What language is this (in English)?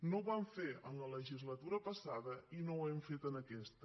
Catalan